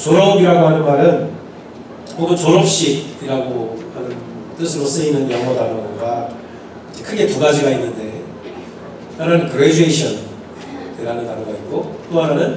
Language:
Korean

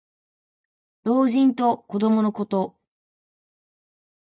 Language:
Japanese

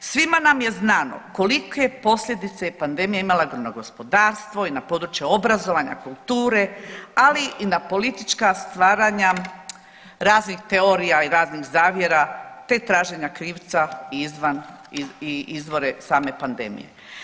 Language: Croatian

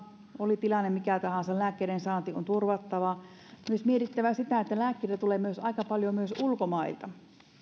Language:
Finnish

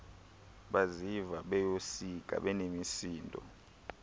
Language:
Xhosa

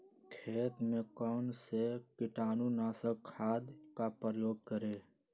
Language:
Magahi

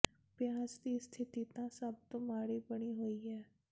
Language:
Punjabi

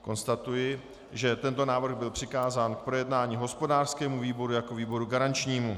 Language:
Czech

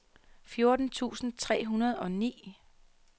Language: Danish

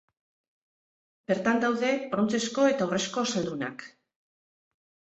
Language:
Basque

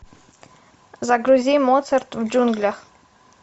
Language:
Russian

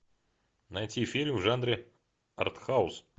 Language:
Russian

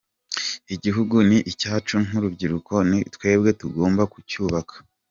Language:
Kinyarwanda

